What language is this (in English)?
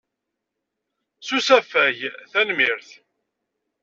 Kabyle